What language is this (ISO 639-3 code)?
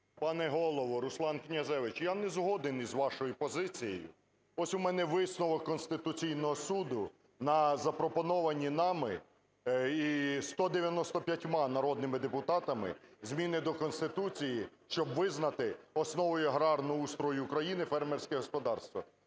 ukr